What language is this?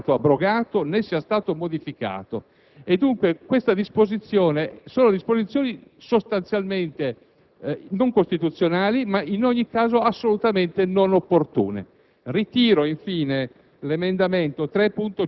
Italian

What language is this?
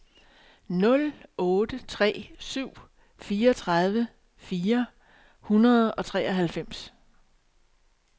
Danish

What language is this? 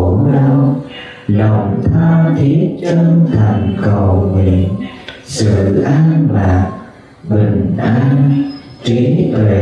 Vietnamese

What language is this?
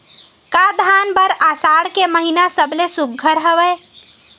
Chhattisgarhi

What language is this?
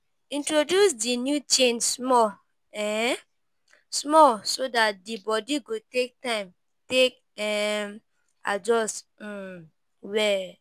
Nigerian Pidgin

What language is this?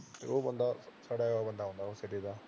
Punjabi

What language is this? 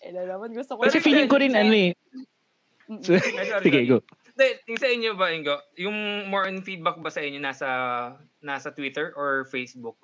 Filipino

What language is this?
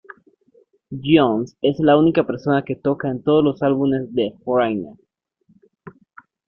Spanish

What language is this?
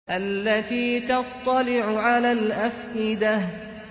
Arabic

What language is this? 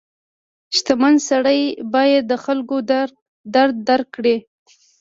Pashto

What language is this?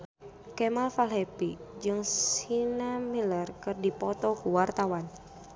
Sundanese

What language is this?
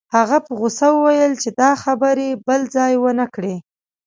Pashto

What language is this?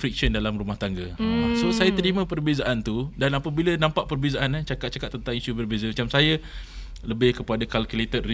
Malay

